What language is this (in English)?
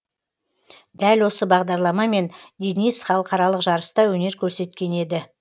Kazakh